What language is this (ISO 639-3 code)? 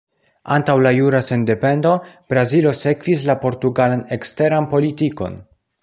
epo